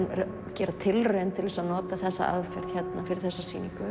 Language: Icelandic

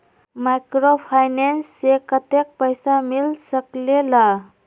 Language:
Magahi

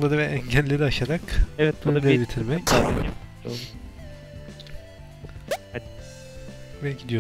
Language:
Turkish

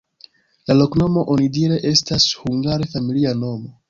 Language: Esperanto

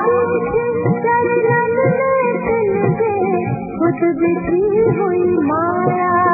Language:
Hindi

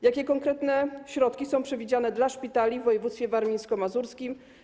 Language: Polish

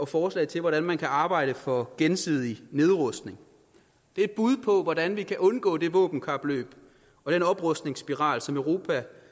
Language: Danish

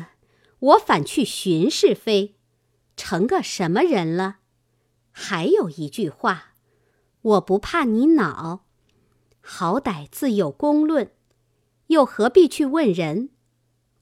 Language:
Chinese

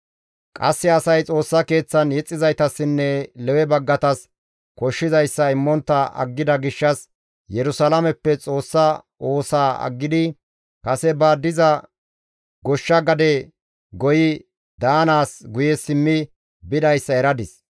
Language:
Gamo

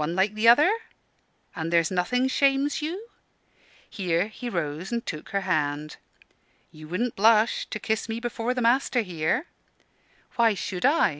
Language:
English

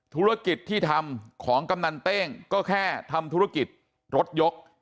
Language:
Thai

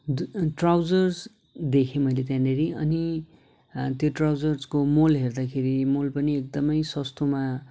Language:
Nepali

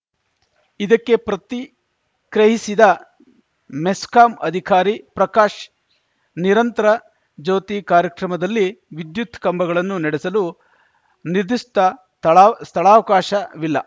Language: Kannada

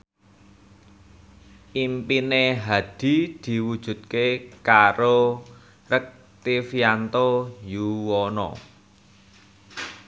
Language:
Javanese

